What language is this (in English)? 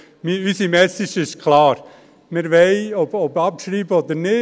Swiss German